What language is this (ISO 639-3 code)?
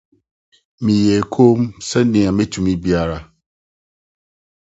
aka